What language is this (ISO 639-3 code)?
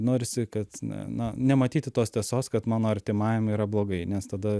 lit